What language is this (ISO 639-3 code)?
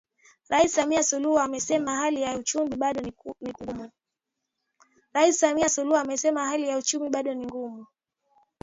swa